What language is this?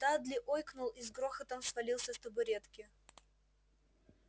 Russian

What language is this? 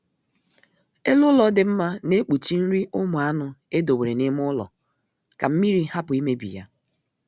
Igbo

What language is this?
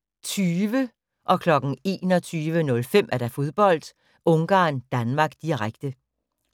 Danish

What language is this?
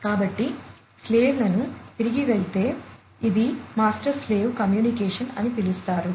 Telugu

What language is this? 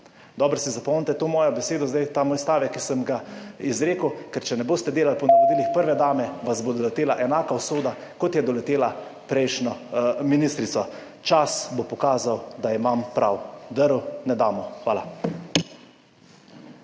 Slovenian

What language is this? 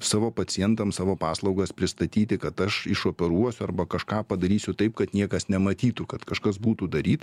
Lithuanian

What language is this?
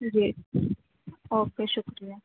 Urdu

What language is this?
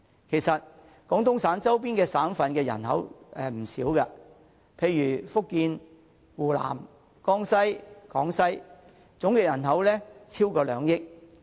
Cantonese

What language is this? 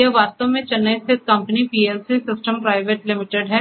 Hindi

